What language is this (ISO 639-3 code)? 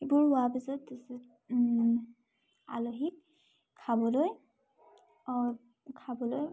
asm